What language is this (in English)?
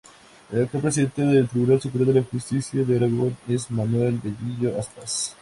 Spanish